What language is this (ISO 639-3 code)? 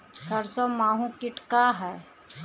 bho